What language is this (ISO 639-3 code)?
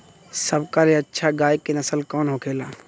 bho